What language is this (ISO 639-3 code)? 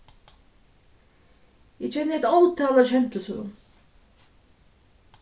fao